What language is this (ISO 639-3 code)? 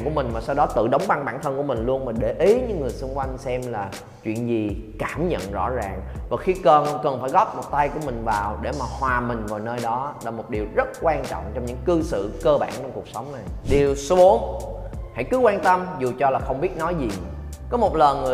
vie